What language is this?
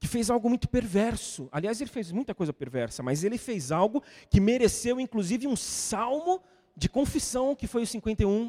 Portuguese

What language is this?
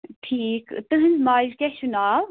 Kashmiri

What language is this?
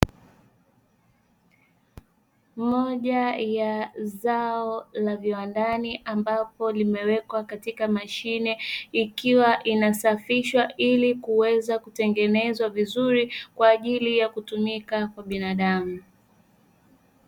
Swahili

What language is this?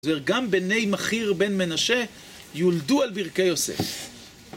Hebrew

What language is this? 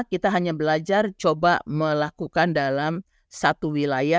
Indonesian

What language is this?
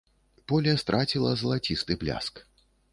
Belarusian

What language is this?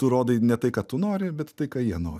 Lithuanian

